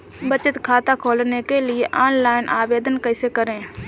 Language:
Hindi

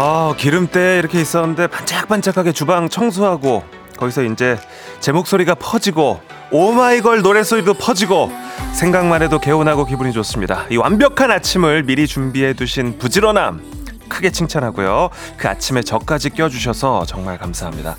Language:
Korean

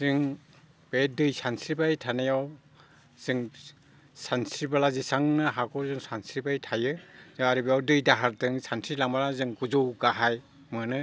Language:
Bodo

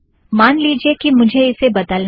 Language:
Hindi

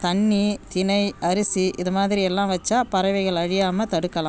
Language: Tamil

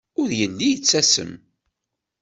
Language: Kabyle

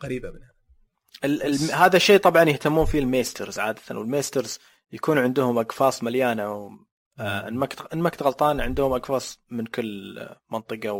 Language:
Arabic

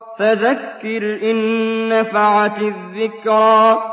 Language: Arabic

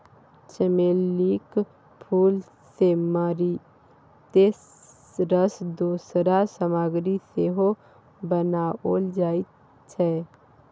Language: Maithili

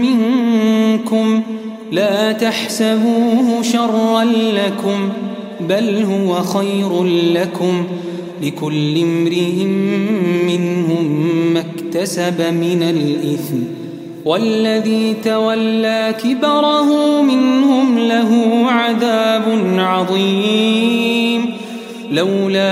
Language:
Arabic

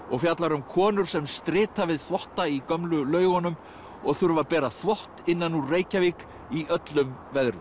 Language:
Icelandic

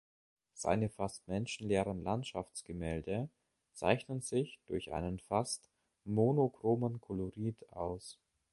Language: German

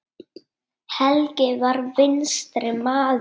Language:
Icelandic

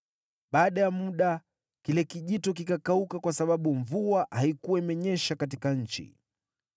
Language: Swahili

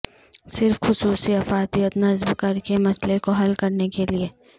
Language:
Urdu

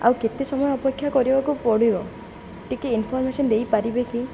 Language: Odia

